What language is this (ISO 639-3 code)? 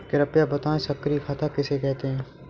hin